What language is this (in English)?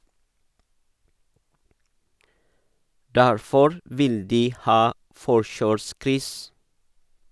Norwegian